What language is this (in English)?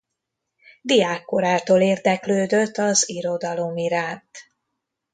Hungarian